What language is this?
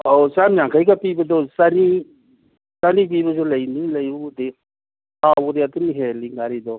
Manipuri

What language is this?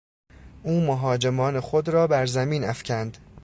Persian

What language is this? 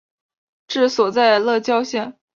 Chinese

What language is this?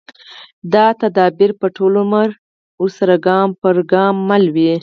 Pashto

